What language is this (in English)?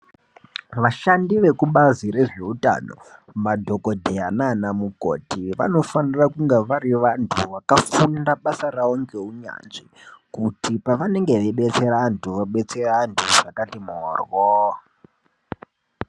Ndau